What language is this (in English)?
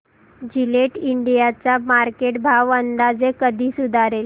Marathi